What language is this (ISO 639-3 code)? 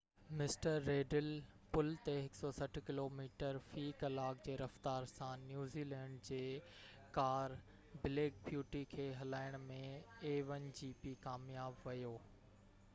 snd